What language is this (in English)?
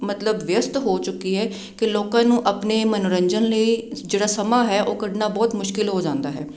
Punjabi